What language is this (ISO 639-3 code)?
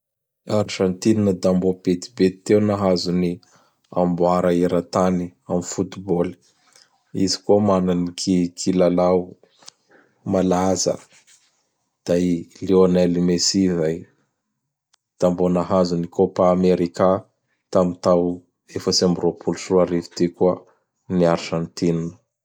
bhr